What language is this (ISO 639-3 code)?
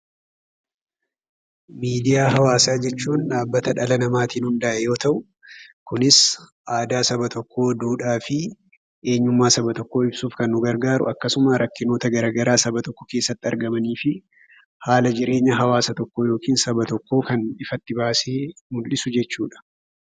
orm